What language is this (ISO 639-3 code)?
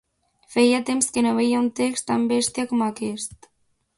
cat